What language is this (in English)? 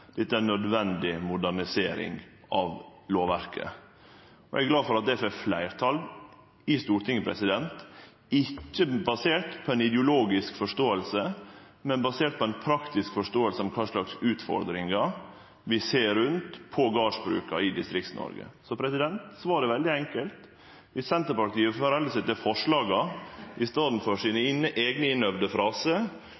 Norwegian Nynorsk